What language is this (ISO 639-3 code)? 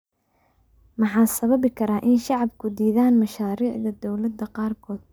som